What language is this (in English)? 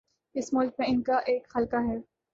Urdu